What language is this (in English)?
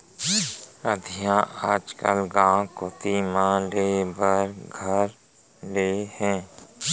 Chhattisgarhi